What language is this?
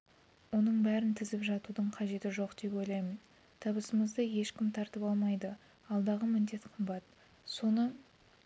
Kazakh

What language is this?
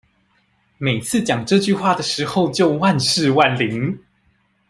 Chinese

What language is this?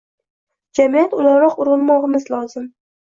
Uzbek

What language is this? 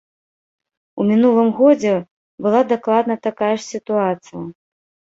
Belarusian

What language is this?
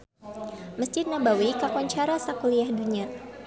Sundanese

